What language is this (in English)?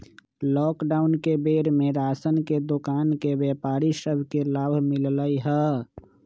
Magahi